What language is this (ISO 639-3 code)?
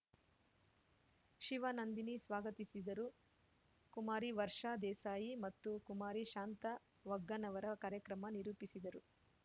kan